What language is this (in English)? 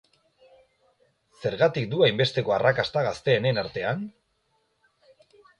Basque